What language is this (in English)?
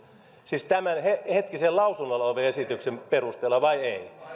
Finnish